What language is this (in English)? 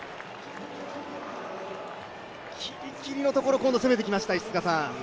Japanese